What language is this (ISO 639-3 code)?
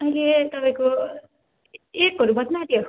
nep